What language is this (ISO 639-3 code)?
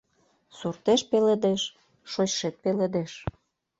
chm